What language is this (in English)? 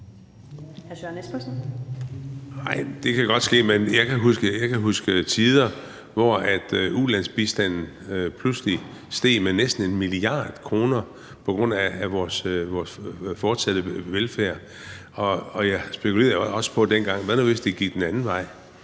Danish